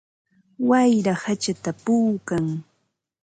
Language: Ambo-Pasco Quechua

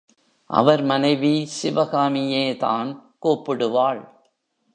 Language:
Tamil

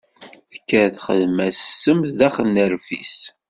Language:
Kabyle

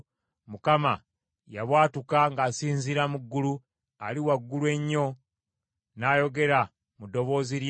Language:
Ganda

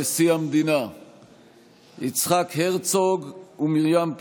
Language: Hebrew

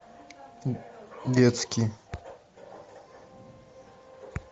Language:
Russian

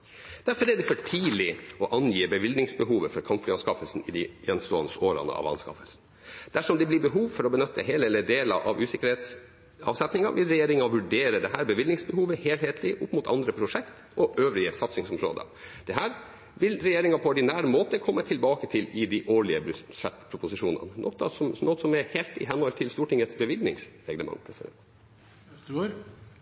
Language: Norwegian Bokmål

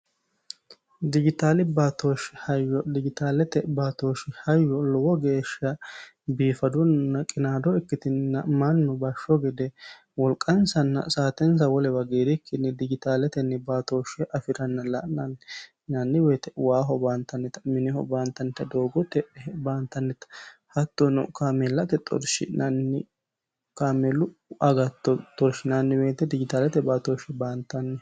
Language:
Sidamo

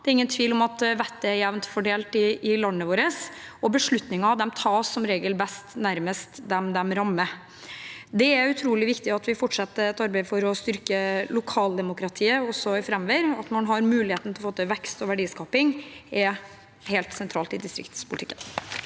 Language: Norwegian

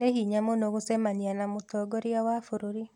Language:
Kikuyu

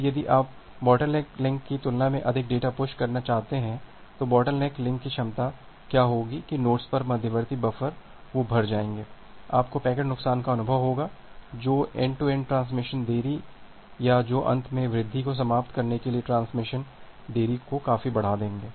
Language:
Hindi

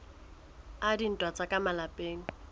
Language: Southern Sotho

